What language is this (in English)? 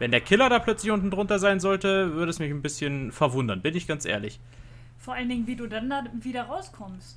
German